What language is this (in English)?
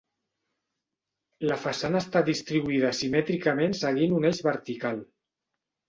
Catalan